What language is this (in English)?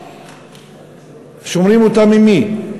Hebrew